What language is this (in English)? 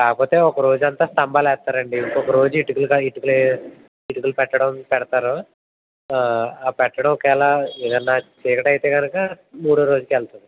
Telugu